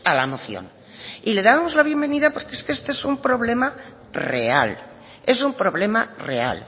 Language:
Spanish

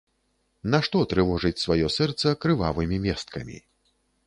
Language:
Belarusian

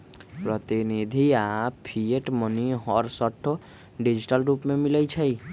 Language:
Magahi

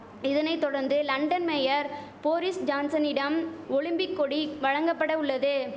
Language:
Tamil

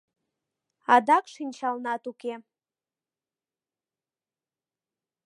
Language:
Mari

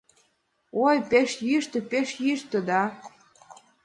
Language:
Mari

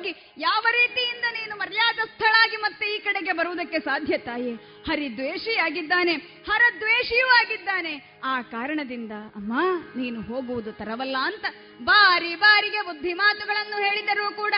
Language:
Kannada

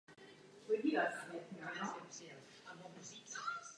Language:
Czech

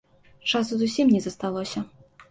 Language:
Belarusian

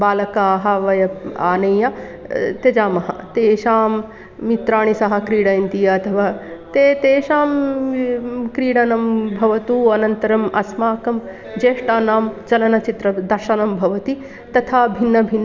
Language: Sanskrit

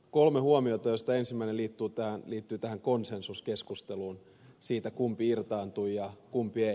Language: Finnish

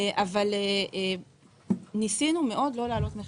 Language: Hebrew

